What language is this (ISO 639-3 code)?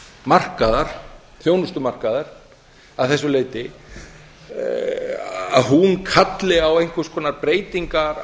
isl